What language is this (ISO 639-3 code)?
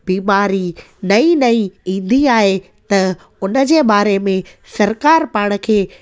snd